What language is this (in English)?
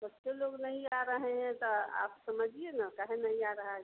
Hindi